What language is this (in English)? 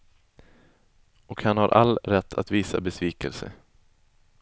Swedish